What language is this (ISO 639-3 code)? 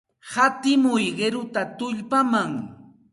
qxt